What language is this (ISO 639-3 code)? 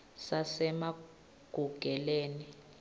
ssw